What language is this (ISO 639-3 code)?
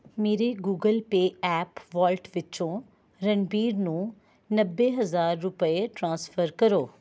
pan